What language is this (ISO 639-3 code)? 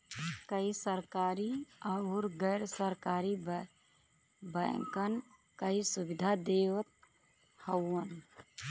bho